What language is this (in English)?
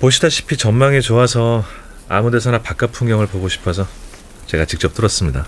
Korean